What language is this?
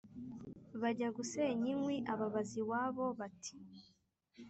Kinyarwanda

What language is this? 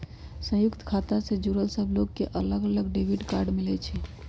Magahi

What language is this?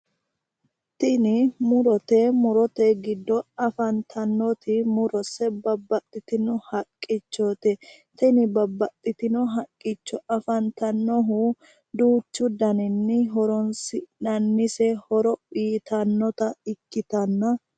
Sidamo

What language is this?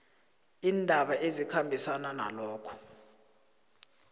South Ndebele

